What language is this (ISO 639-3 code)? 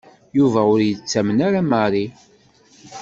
kab